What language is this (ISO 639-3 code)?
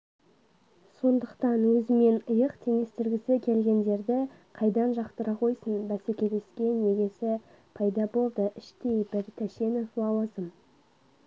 kaz